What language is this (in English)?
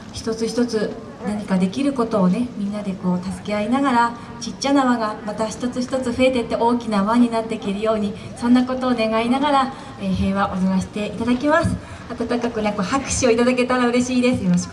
Japanese